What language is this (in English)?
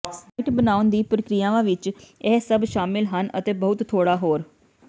Punjabi